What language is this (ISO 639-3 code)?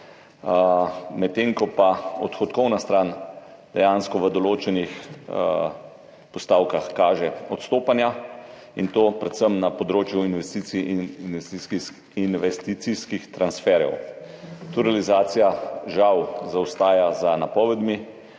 slv